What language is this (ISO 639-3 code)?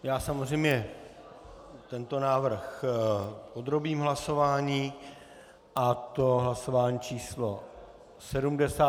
ces